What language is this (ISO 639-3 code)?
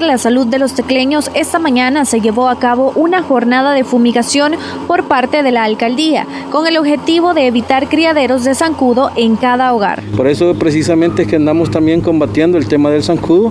spa